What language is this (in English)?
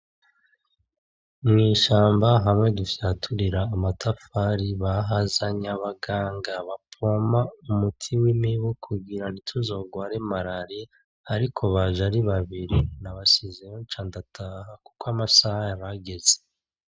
Rundi